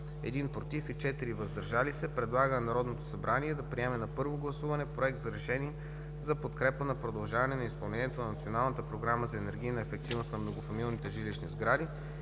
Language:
Bulgarian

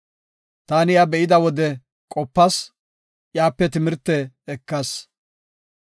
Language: Gofa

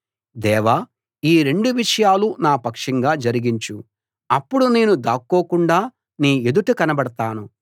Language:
Telugu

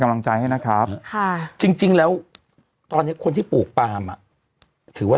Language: Thai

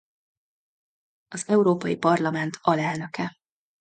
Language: Hungarian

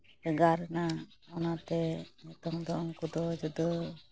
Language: Santali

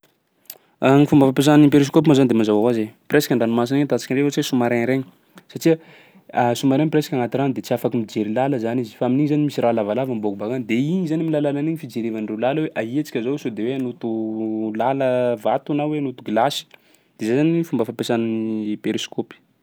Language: Sakalava Malagasy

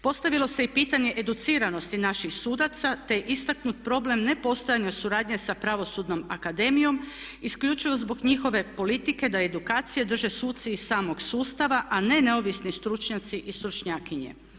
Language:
Croatian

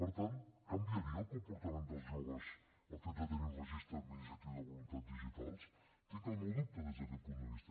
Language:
Catalan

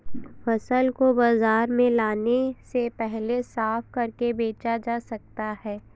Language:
Hindi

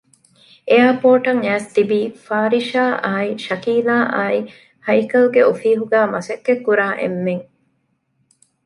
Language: Divehi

